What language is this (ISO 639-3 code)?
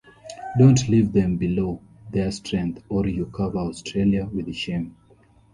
eng